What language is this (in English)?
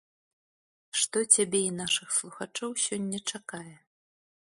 Belarusian